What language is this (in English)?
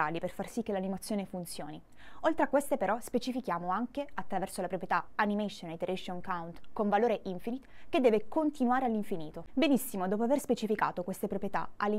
Italian